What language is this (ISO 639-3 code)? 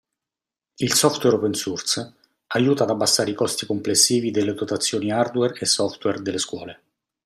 ita